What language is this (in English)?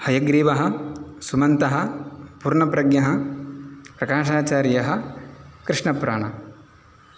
Sanskrit